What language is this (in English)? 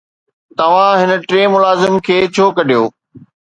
Sindhi